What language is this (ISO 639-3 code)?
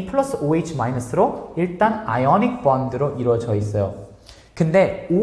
kor